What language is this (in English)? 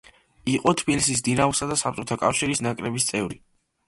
Georgian